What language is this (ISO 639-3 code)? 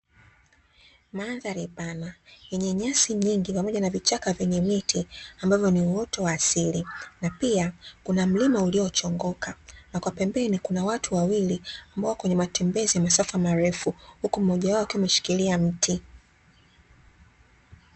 swa